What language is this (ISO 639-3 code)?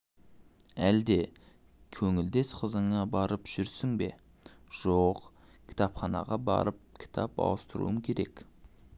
kaz